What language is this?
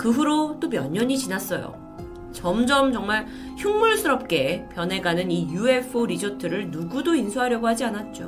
Korean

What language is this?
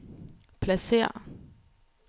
Danish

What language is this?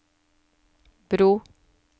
Norwegian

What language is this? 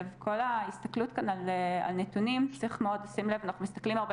Hebrew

